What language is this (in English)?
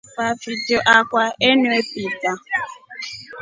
Rombo